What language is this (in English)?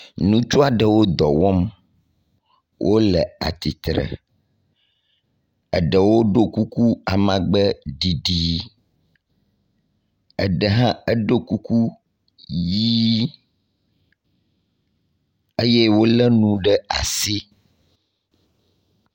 Ewe